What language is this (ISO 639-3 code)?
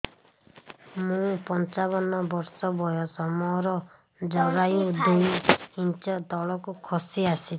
ori